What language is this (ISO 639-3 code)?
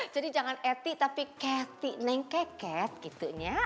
ind